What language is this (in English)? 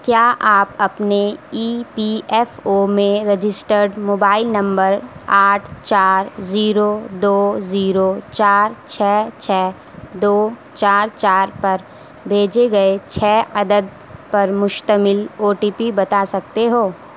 Urdu